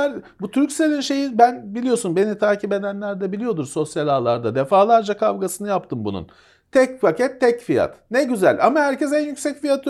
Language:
Turkish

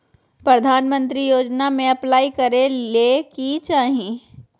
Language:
Magahi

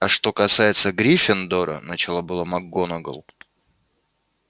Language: Russian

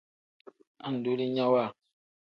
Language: Tem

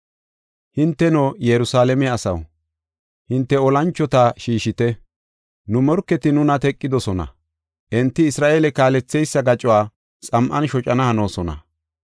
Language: Gofa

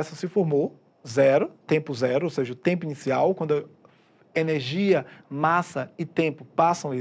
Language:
Portuguese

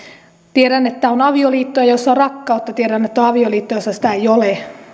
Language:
Finnish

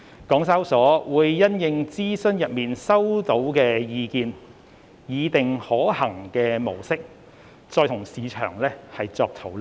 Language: Cantonese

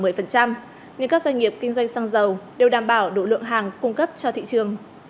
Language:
Vietnamese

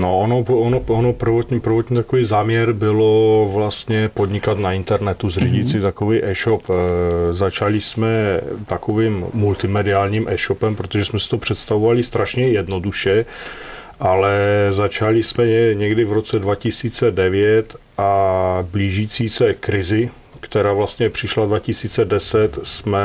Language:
Czech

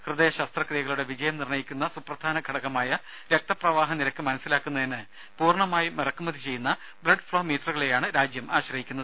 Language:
Malayalam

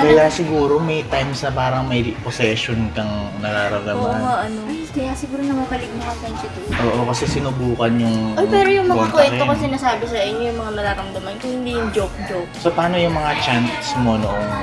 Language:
Filipino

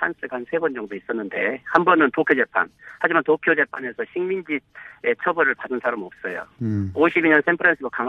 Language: Korean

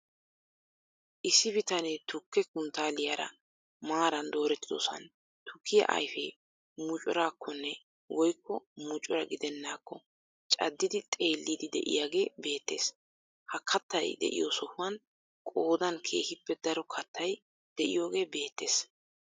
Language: Wolaytta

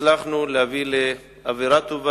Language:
Hebrew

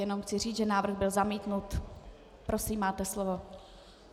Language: Czech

